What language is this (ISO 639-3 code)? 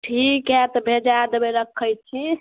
mai